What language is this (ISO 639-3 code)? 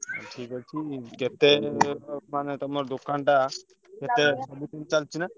ori